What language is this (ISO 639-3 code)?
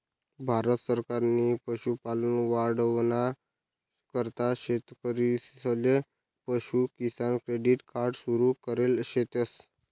mar